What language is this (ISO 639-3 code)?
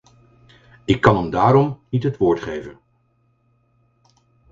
nld